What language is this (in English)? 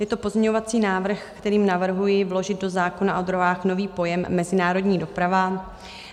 Czech